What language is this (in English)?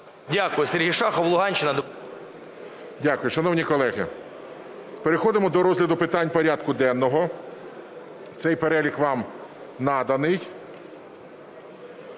Ukrainian